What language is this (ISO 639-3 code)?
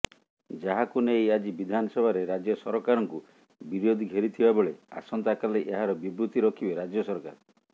ori